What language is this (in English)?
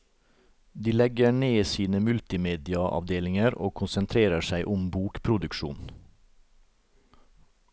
Norwegian